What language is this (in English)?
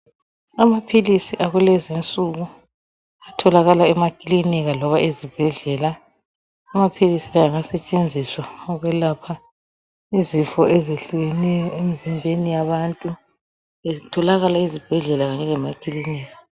North Ndebele